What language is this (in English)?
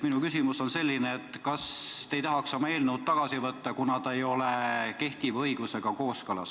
Estonian